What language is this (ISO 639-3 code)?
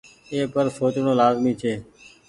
gig